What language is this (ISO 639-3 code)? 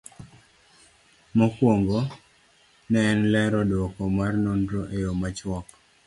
luo